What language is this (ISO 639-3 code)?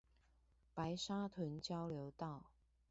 zho